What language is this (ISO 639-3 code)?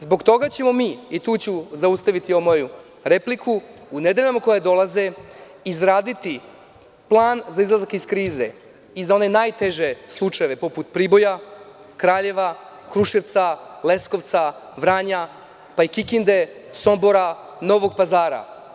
srp